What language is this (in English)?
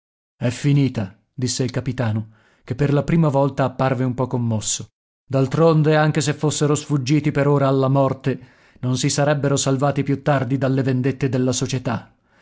Italian